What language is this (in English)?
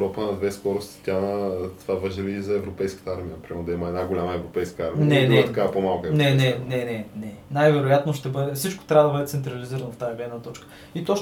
Bulgarian